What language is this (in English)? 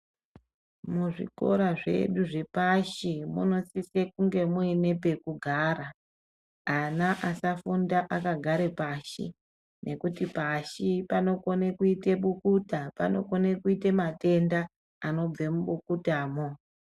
Ndau